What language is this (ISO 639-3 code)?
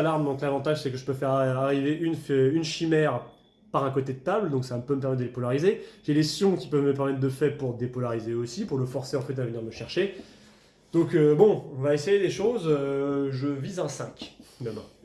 fra